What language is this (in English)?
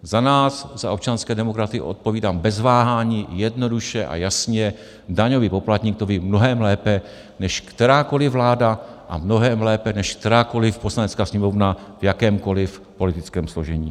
Czech